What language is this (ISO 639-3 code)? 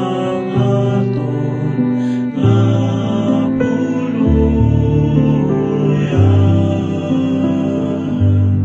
fil